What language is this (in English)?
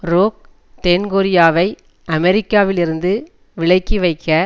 Tamil